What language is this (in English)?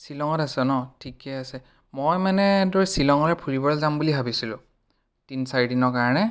Assamese